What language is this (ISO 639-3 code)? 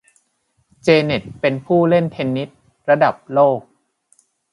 tha